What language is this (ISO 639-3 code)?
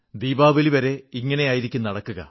mal